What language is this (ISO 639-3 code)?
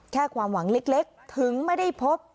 tha